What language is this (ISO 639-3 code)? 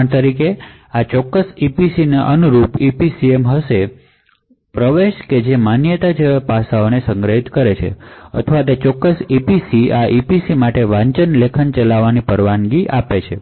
guj